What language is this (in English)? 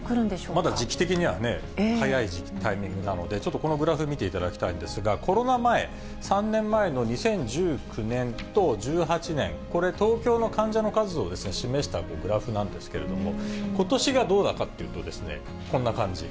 Japanese